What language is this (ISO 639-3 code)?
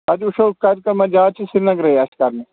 kas